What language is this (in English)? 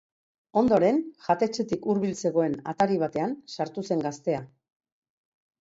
Basque